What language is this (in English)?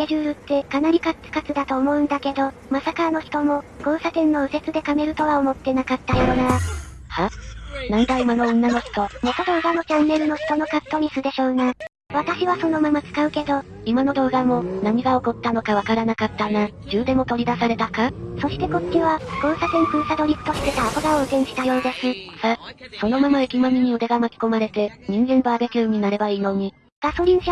Japanese